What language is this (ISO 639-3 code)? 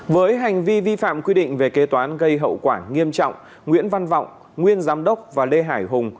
vie